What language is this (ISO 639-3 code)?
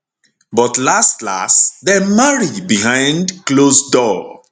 pcm